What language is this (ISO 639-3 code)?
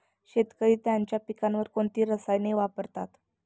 mar